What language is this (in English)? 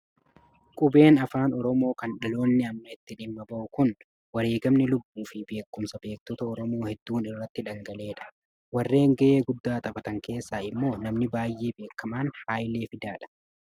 Oromo